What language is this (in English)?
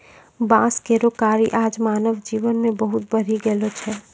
Maithili